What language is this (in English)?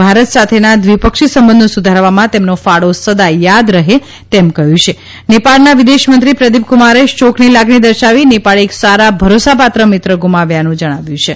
Gujarati